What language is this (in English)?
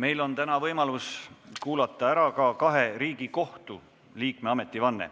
Estonian